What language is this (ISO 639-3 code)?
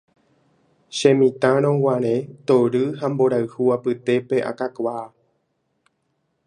grn